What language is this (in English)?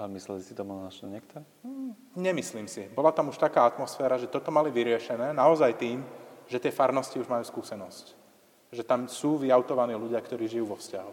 Slovak